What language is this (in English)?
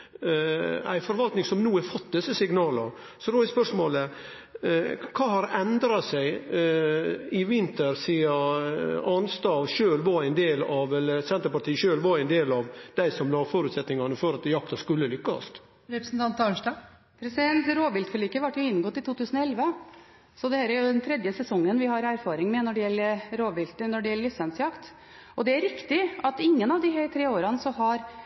Norwegian